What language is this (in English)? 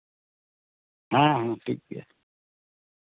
Santali